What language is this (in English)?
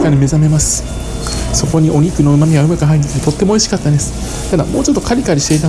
Japanese